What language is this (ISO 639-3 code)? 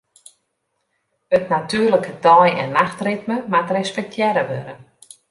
fry